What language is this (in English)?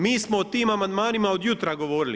Croatian